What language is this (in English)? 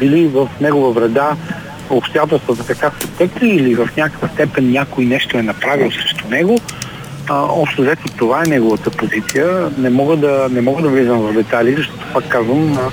Bulgarian